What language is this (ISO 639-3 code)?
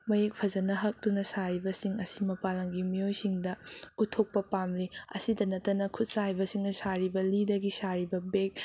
mni